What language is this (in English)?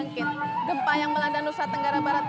Indonesian